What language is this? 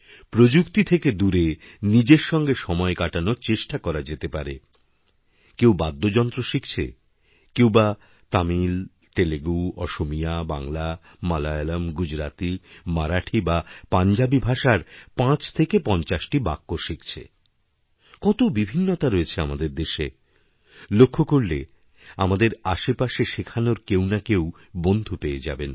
Bangla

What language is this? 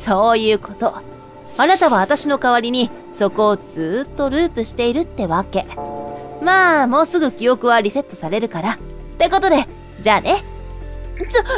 Japanese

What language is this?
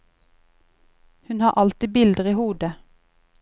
Norwegian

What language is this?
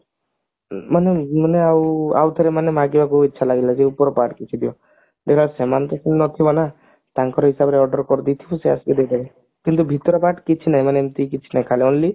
Odia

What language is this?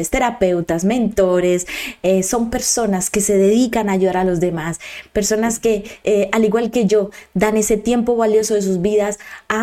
Spanish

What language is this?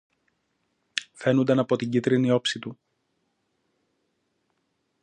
Greek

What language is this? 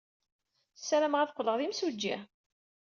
Kabyle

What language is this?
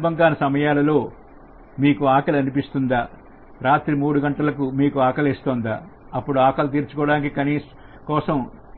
Telugu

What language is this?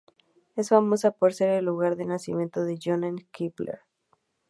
Spanish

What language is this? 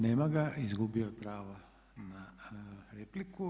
Croatian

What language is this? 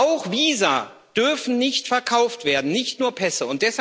German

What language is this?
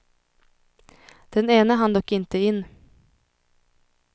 Swedish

